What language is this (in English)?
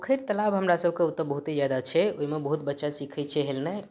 Maithili